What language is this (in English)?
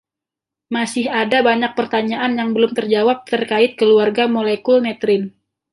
Indonesian